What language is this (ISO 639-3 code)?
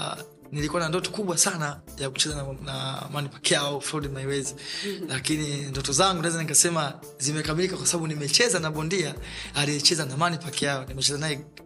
swa